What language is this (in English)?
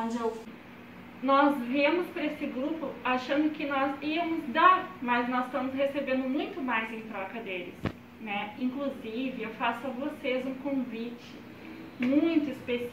Portuguese